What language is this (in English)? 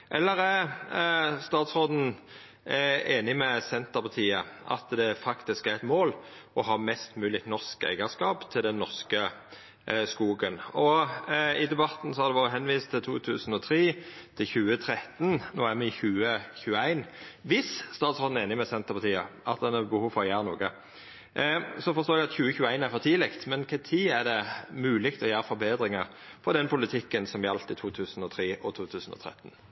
Norwegian Nynorsk